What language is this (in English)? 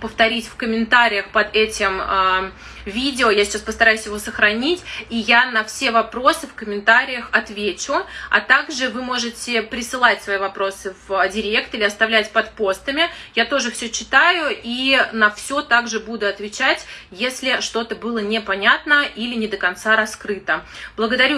Russian